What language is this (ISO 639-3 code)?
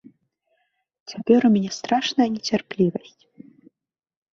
bel